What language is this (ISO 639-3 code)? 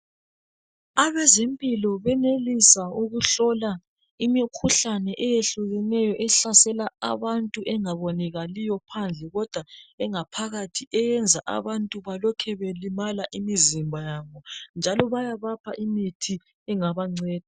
nde